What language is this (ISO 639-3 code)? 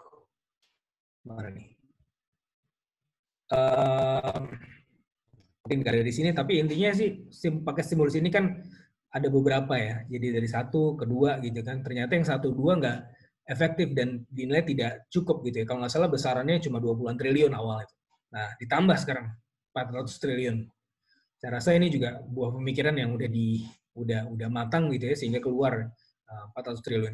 ind